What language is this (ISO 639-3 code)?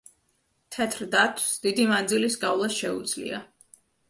kat